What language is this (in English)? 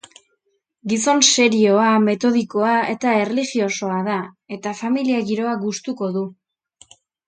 Basque